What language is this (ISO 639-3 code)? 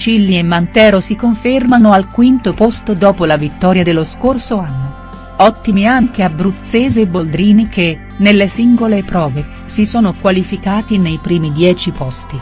ita